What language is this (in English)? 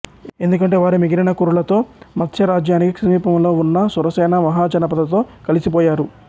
Telugu